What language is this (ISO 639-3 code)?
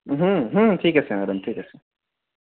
asm